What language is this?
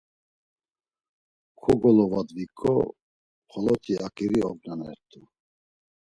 Laz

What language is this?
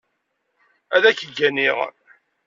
Kabyle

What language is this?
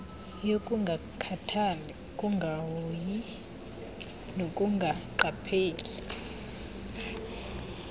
Xhosa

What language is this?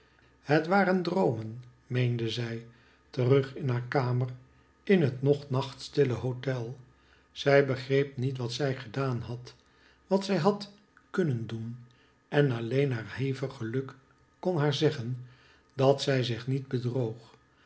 Dutch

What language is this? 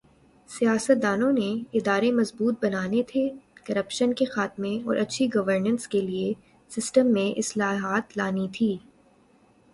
Urdu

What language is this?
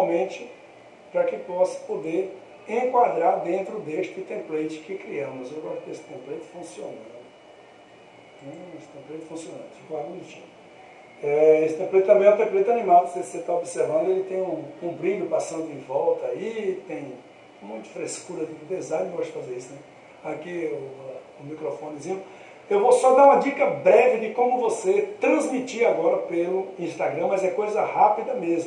Portuguese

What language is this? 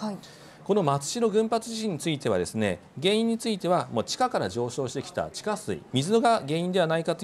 Japanese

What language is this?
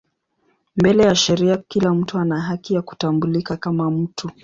Swahili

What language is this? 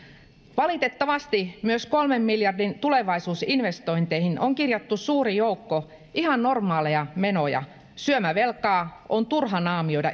Finnish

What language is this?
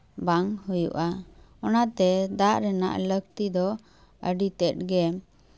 Santali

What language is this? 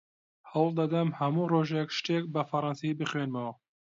Central Kurdish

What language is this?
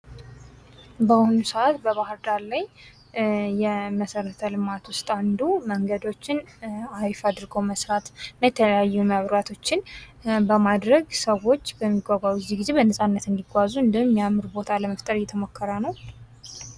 Amharic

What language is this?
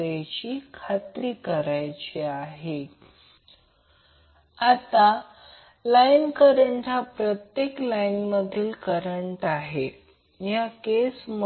Marathi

